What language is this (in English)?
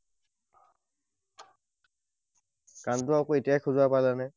Assamese